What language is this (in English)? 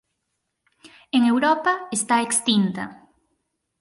Galician